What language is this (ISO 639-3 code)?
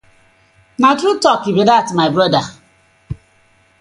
pcm